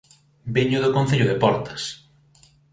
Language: Galician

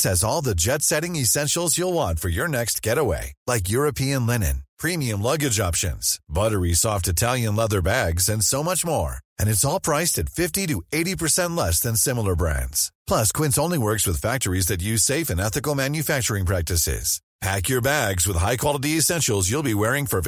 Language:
Swedish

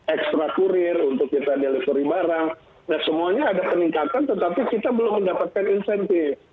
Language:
Indonesian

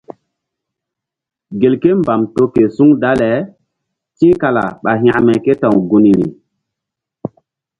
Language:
Mbum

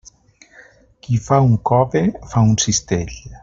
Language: Catalan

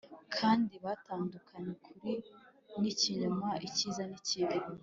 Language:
Kinyarwanda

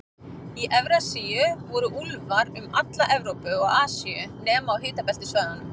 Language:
Icelandic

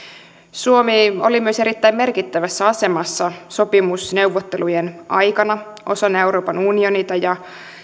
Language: Finnish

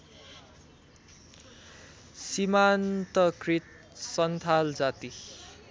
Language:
Nepali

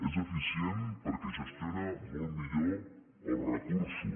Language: Catalan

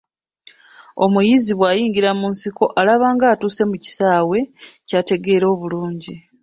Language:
Ganda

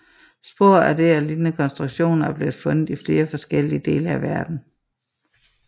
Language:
Danish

